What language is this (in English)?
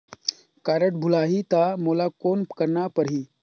Chhattisgarhi